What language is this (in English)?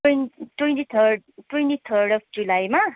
Nepali